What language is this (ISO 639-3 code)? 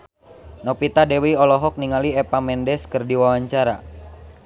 sun